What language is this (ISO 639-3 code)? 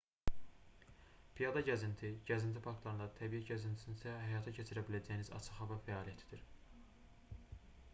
aze